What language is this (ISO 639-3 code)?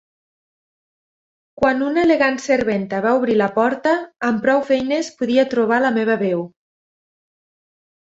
cat